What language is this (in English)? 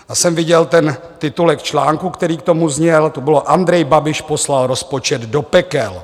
Czech